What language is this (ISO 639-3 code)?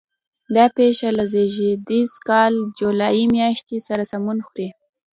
pus